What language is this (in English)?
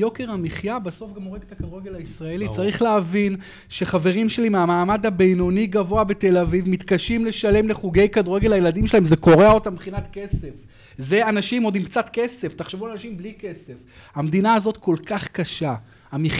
Hebrew